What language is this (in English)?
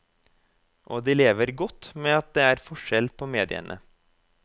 Norwegian